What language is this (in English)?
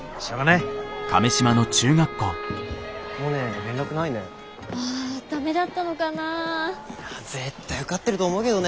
Japanese